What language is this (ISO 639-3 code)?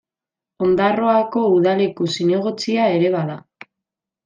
eus